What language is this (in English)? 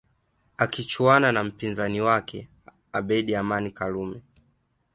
Swahili